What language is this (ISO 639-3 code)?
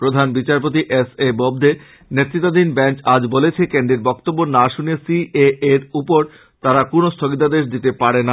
ben